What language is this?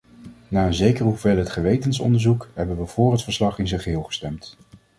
Dutch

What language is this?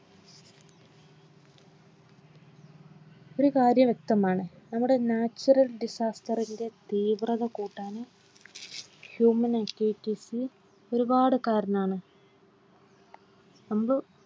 Malayalam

